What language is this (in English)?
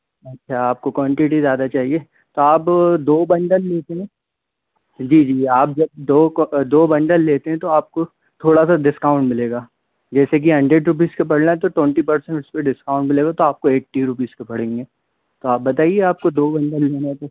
Hindi